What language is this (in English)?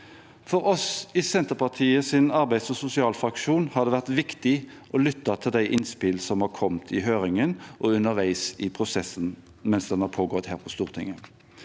Norwegian